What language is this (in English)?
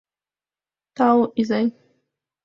Mari